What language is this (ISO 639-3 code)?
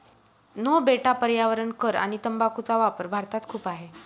mar